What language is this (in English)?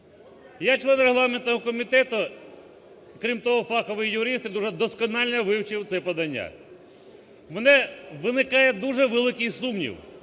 Ukrainian